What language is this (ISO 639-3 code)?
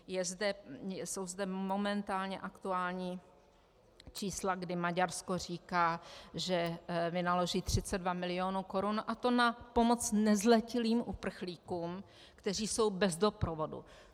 ces